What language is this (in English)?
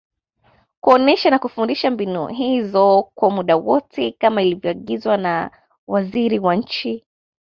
Swahili